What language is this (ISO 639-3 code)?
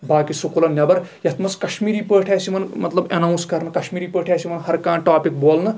kas